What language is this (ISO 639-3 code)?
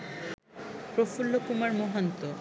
ben